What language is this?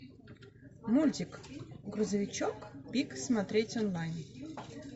Russian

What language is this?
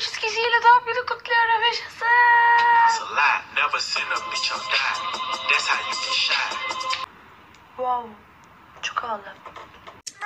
Turkish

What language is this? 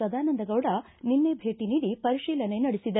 Kannada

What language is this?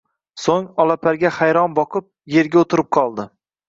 Uzbek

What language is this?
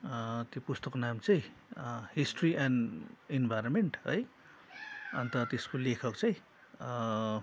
Nepali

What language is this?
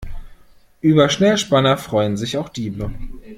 German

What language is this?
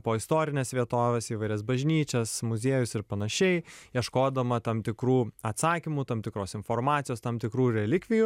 Lithuanian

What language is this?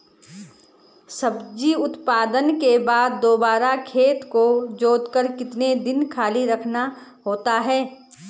Hindi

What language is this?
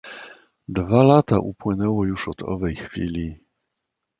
Polish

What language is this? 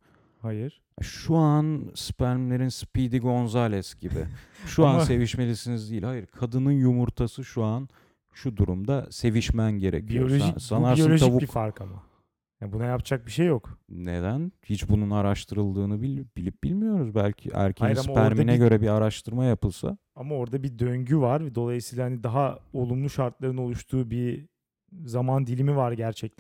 Turkish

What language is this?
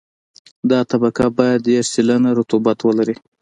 Pashto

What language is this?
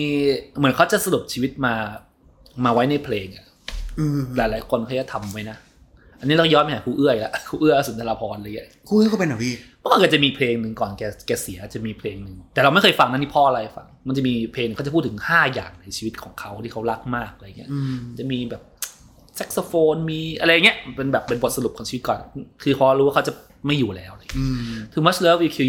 Thai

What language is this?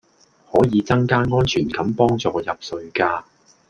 Cantonese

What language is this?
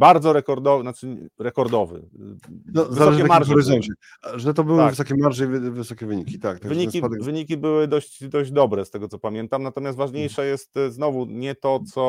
Polish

